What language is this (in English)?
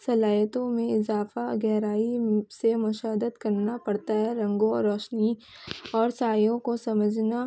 Urdu